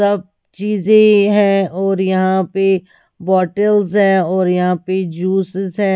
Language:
Hindi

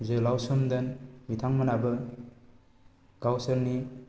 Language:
Bodo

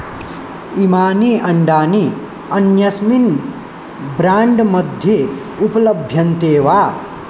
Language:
Sanskrit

